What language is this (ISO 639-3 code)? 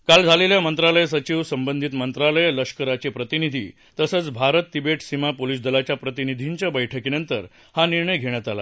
mar